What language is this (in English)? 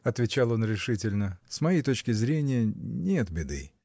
Russian